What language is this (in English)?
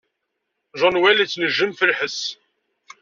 Kabyle